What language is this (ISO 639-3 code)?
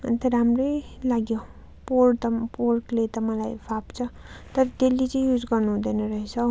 nep